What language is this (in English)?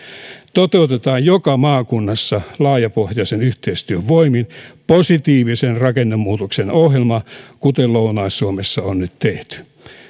Finnish